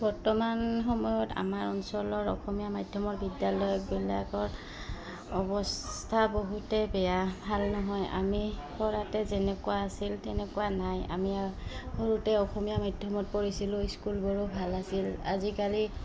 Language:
Assamese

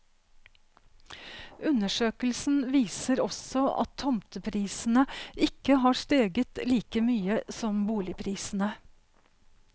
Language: Norwegian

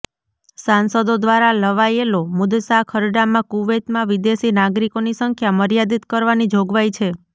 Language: Gujarati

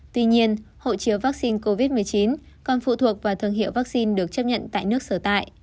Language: Vietnamese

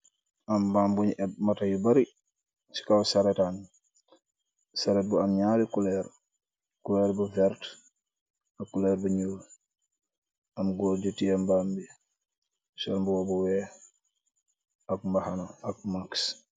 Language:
Wolof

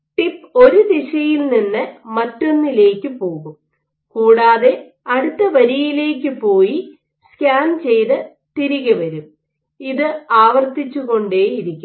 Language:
Malayalam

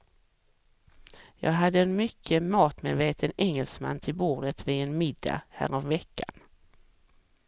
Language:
Swedish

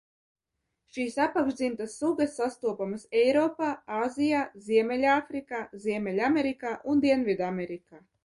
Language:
Latvian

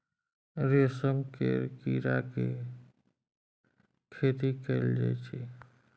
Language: Maithili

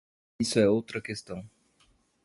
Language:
Portuguese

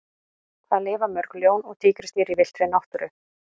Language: Icelandic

